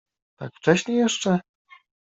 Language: Polish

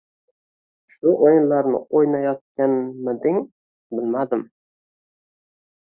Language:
Uzbek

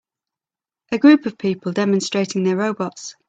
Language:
English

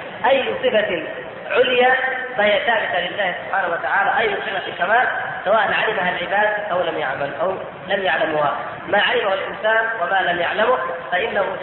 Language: Arabic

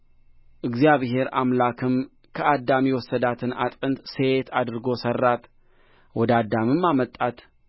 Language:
Amharic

